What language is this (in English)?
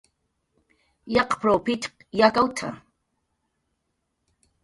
Jaqaru